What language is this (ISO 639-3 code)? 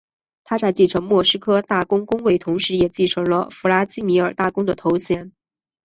zho